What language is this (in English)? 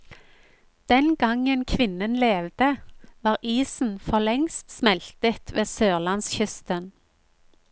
Norwegian